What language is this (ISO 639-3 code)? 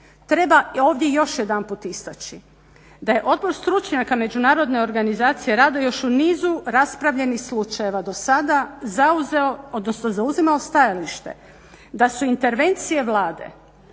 hrv